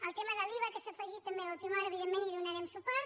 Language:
Catalan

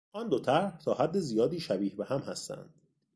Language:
Persian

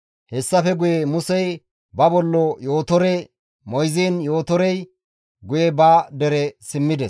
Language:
Gamo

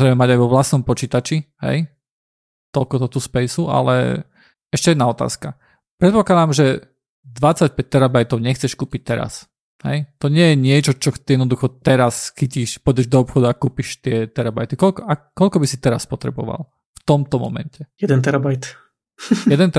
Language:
Slovak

